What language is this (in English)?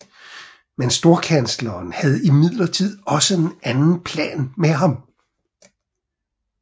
Danish